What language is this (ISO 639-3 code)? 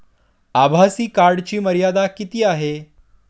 mar